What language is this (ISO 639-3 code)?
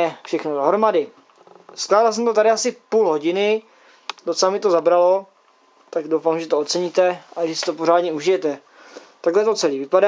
ces